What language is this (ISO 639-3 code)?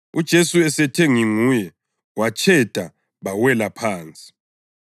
nde